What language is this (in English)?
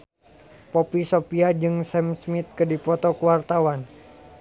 Sundanese